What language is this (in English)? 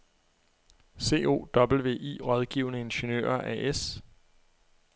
Danish